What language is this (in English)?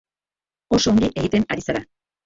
Basque